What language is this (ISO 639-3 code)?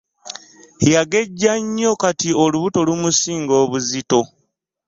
lug